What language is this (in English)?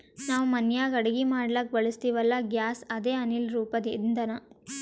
Kannada